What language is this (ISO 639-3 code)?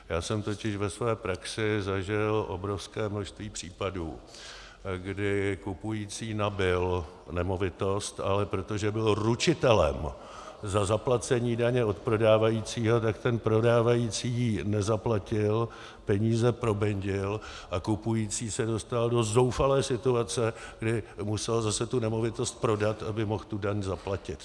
ces